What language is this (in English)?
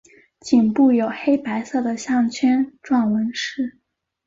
Chinese